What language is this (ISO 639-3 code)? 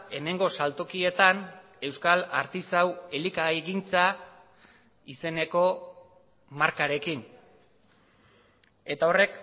eus